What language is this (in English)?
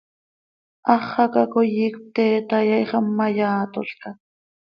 Seri